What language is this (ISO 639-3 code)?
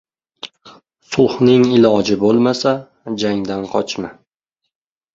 uzb